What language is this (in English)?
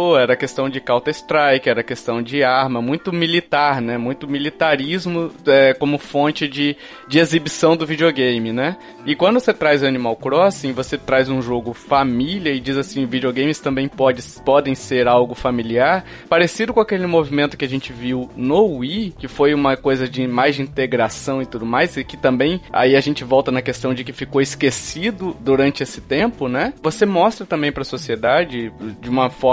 Portuguese